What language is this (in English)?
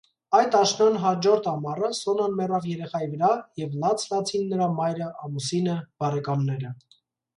Armenian